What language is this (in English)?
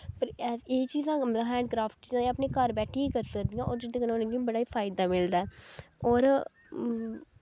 Dogri